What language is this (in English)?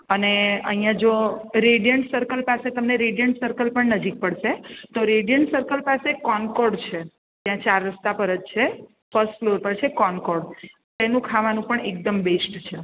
Gujarati